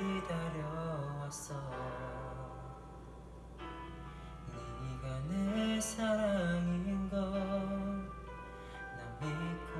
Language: Korean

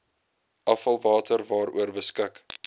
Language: Afrikaans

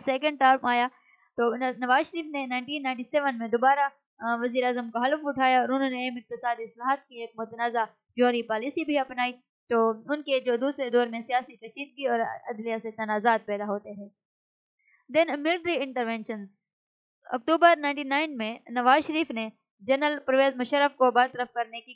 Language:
Hindi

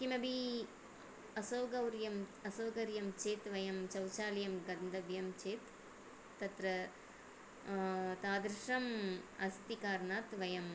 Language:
Sanskrit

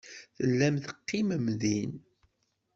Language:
Kabyle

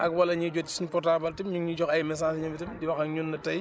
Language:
Wolof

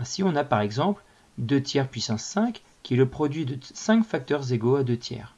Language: French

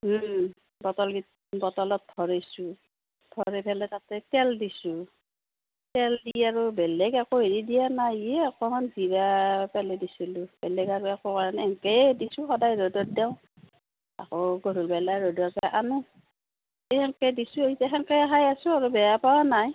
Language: Assamese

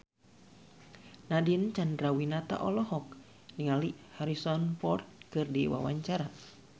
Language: Sundanese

